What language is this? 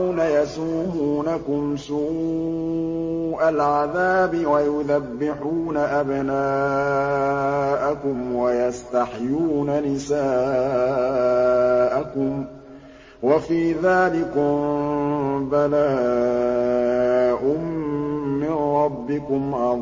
Arabic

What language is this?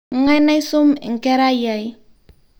Masai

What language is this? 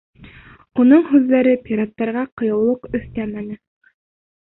Bashkir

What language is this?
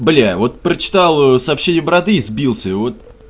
Russian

